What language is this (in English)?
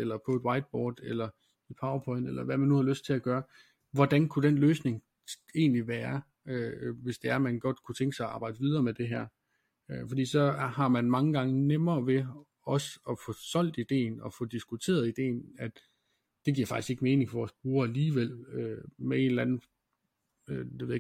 Danish